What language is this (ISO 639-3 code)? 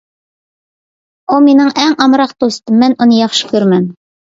uig